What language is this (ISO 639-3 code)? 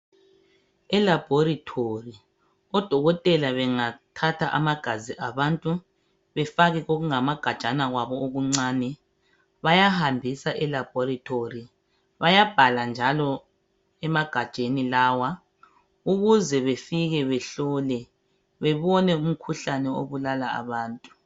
nde